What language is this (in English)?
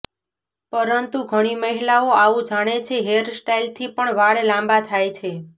Gujarati